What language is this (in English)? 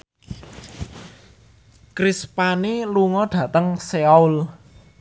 Javanese